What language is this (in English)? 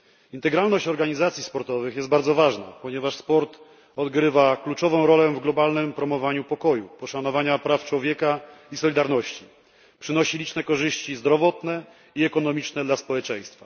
Polish